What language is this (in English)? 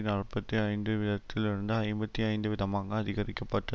Tamil